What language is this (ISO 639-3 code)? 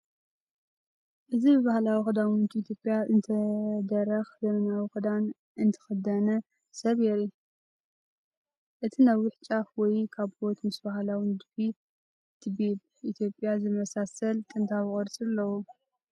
tir